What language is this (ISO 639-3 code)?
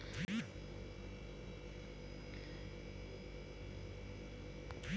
bho